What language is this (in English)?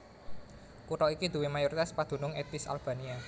Javanese